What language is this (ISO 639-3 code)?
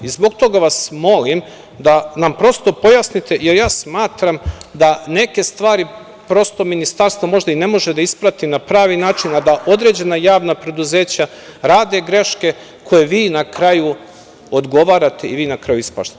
srp